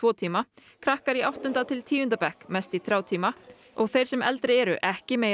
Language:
Icelandic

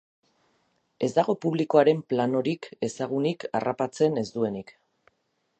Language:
Basque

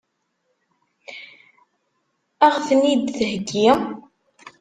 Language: Kabyle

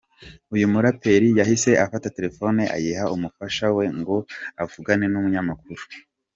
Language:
Kinyarwanda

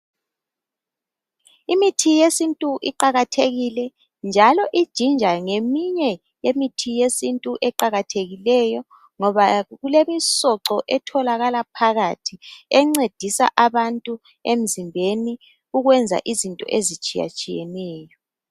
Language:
North Ndebele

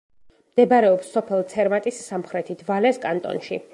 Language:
Georgian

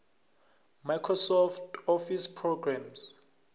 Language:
South Ndebele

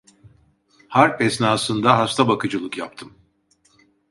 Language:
Turkish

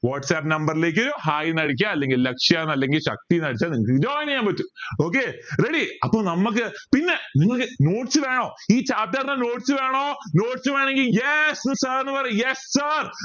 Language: Malayalam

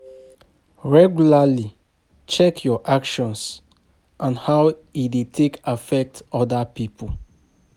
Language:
Nigerian Pidgin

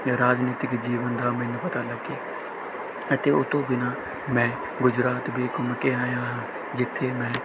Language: Punjabi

